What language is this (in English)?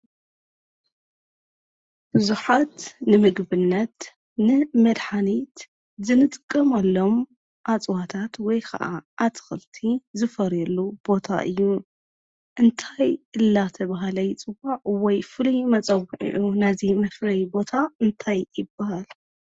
Tigrinya